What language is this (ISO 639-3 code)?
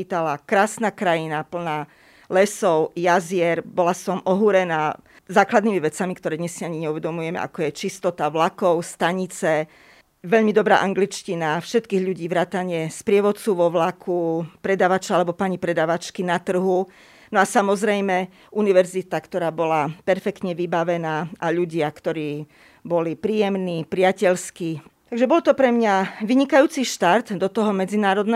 slk